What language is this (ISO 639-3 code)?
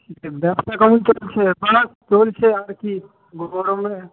ben